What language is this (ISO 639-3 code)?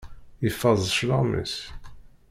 kab